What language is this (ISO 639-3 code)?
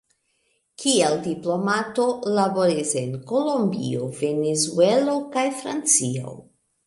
epo